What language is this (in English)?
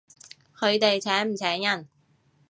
Cantonese